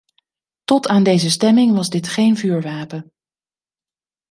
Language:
Dutch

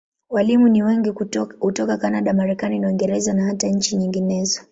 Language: Swahili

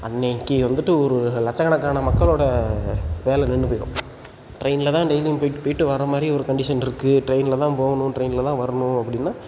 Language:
Tamil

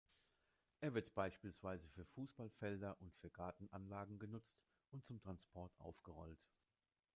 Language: German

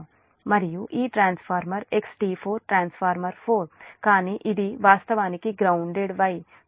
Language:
Telugu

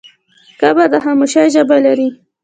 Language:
Pashto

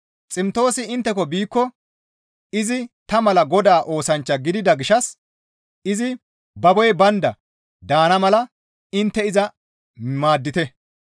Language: Gamo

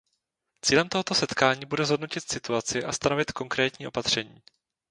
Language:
Czech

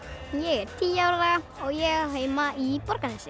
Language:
Icelandic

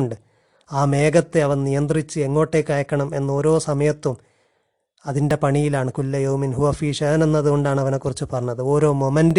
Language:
Malayalam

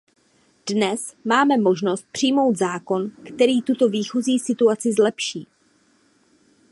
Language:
Czech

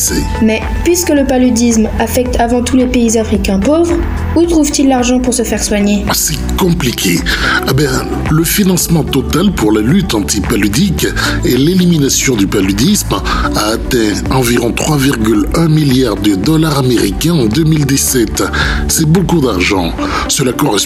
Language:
French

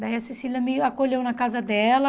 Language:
Portuguese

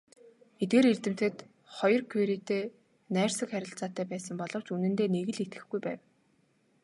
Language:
Mongolian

